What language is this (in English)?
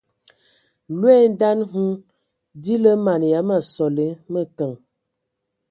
Ewondo